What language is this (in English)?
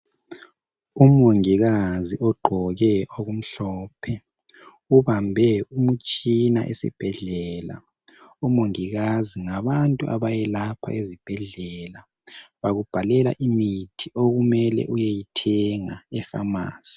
North Ndebele